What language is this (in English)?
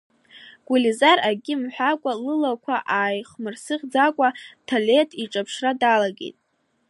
Abkhazian